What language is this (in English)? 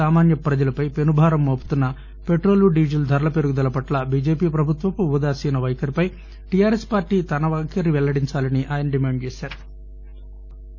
Telugu